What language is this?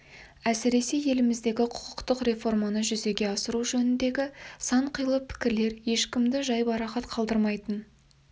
Kazakh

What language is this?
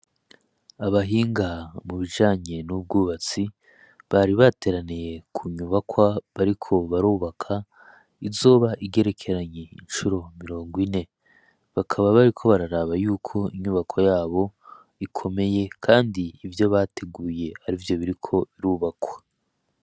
Rundi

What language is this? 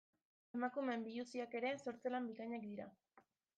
Basque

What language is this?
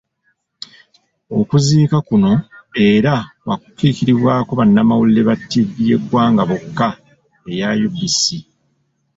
Ganda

